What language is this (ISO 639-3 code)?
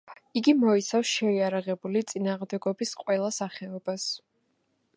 kat